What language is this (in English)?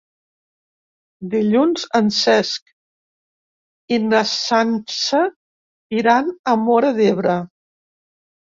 Catalan